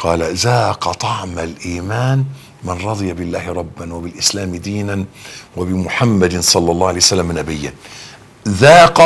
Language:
Arabic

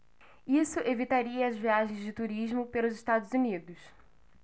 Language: Portuguese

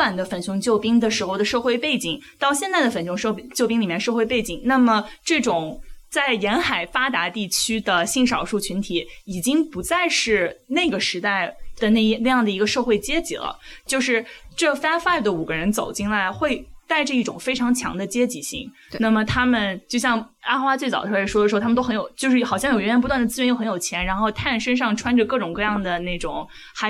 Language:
Chinese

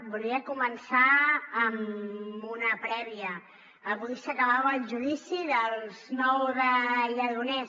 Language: Catalan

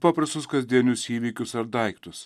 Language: Lithuanian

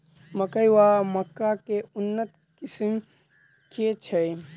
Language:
Maithili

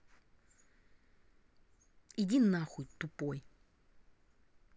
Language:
Russian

